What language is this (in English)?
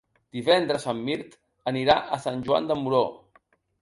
Catalan